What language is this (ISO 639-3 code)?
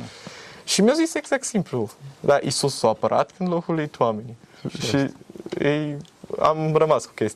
ron